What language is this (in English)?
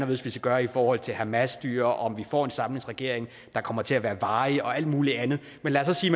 Danish